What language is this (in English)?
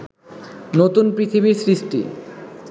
Bangla